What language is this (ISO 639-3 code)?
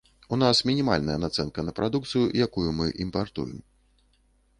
bel